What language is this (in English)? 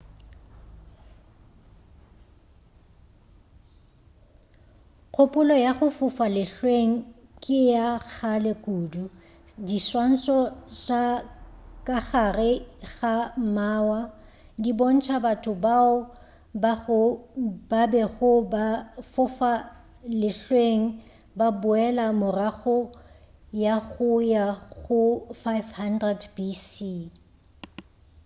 Northern Sotho